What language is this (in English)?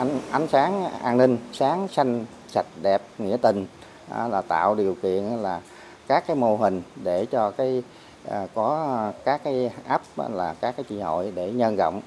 Vietnamese